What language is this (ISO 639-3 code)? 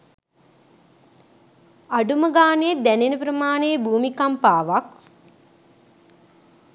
sin